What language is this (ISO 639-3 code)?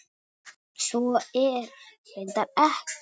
isl